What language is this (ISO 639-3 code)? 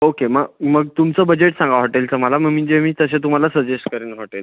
mar